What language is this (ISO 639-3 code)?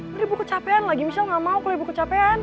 ind